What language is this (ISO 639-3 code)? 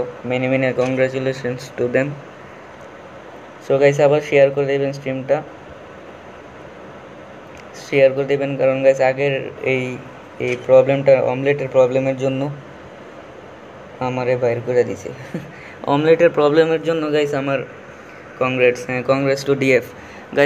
hin